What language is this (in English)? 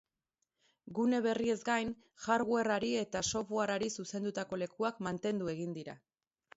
Basque